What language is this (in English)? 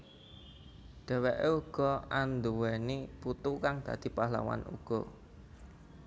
Javanese